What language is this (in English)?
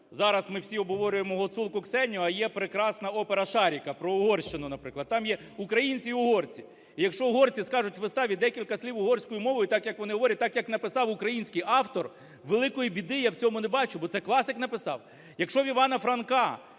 Ukrainian